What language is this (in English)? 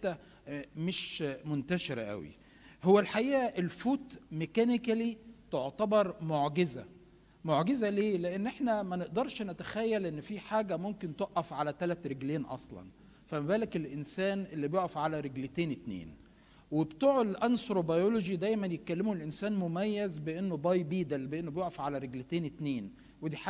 Arabic